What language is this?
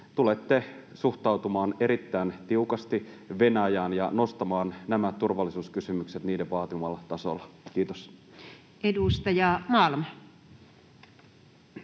Finnish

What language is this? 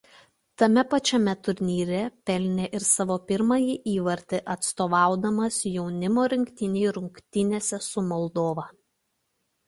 Lithuanian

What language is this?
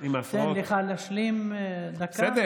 Hebrew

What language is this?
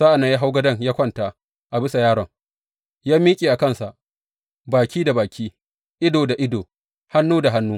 Hausa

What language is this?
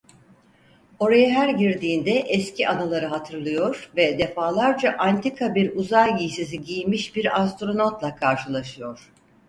Turkish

